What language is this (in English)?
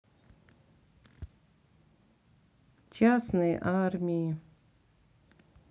Russian